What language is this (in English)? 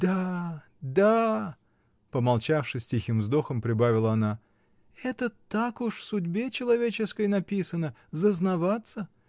Russian